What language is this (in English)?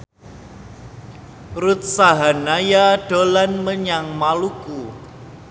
Javanese